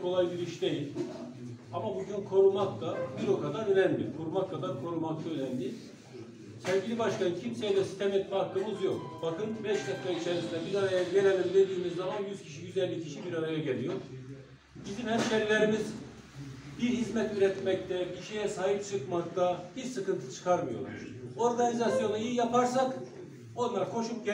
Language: Turkish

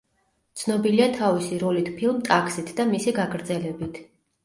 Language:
Georgian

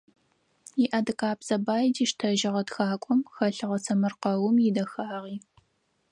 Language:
Adyghe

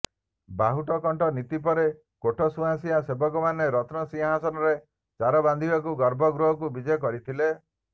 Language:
Odia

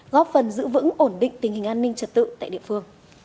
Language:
Vietnamese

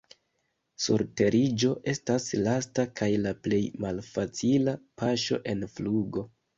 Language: Esperanto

